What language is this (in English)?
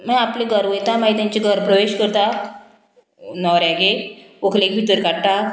Konkani